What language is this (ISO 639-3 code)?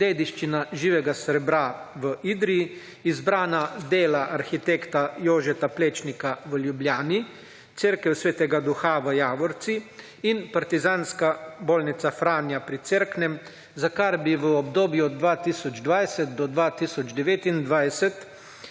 slv